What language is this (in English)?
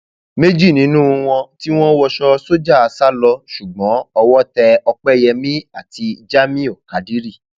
Yoruba